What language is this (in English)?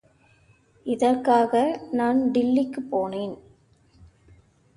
Tamil